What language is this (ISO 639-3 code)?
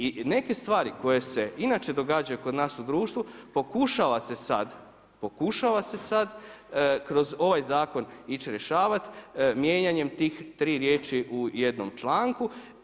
hrv